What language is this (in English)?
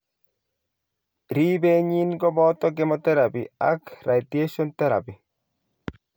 Kalenjin